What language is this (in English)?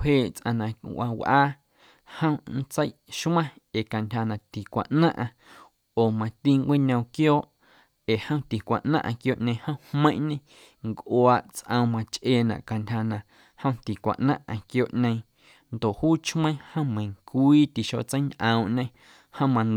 Guerrero Amuzgo